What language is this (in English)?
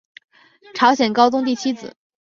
Chinese